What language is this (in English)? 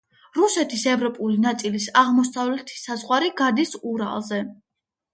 Georgian